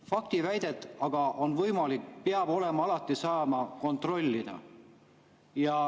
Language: Estonian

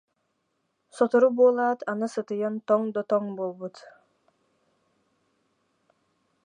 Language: Yakut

